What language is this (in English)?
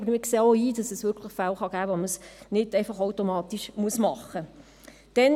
Swiss German